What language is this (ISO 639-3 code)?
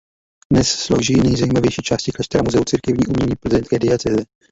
ces